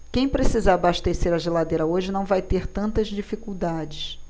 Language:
Portuguese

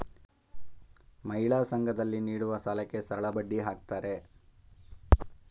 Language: Kannada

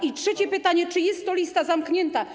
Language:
Polish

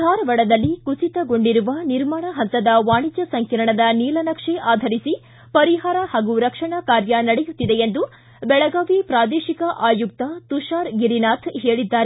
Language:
Kannada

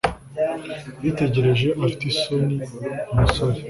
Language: Kinyarwanda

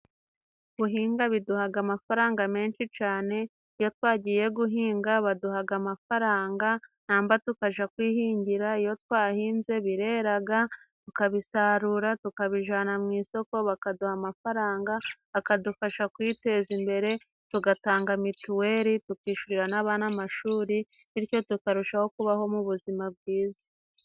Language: Kinyarwanda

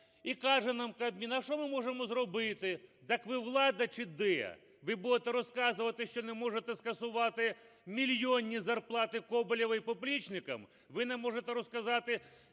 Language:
Ukrainian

